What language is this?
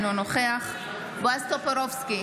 Hebrew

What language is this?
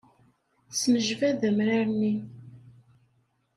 Kabyle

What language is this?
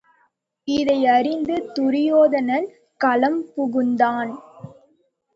Tamil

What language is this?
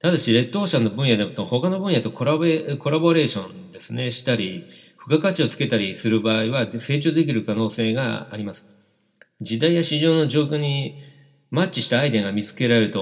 Japanese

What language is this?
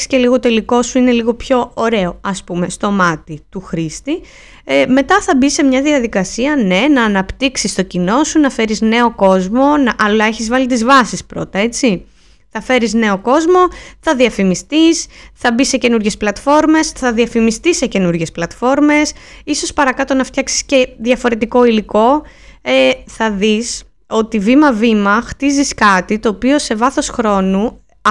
Greek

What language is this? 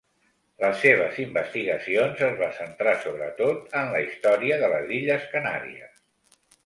Catalan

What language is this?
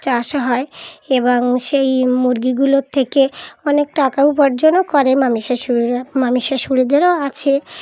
Bangla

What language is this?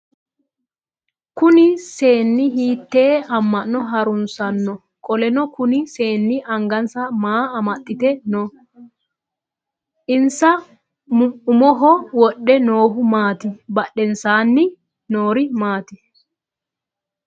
Sidamo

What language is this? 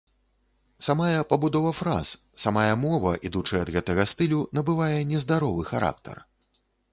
Belarusian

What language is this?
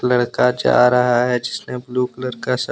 Hindi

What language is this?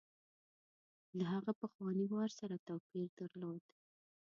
Pashto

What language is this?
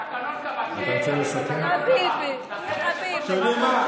Hebrew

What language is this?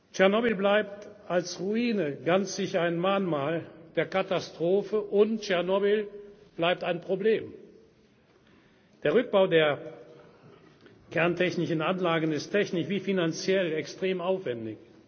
German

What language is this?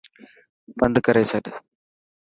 Dhatki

